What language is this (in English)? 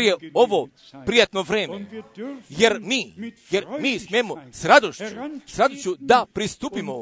Croatian